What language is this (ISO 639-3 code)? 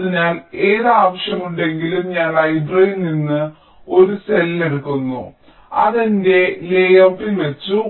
mal